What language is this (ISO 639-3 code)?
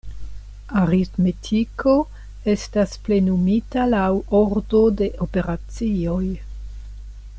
epo